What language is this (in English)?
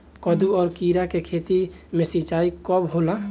Bhojpuri